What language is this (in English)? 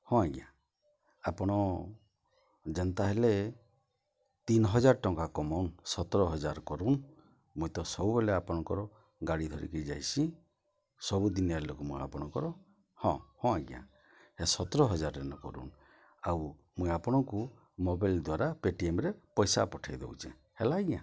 Odia